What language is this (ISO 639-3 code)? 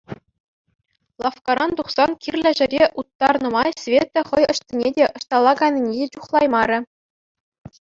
chv